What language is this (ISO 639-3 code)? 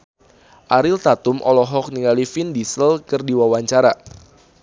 sun